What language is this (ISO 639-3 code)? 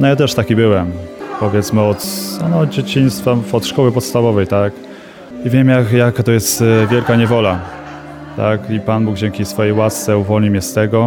pol